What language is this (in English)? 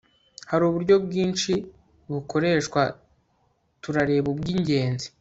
Kinyarwanda